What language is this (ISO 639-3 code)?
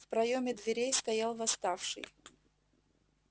rus